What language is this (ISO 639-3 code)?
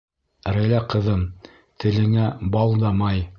bak